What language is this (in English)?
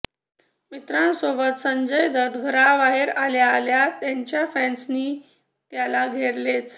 Marathi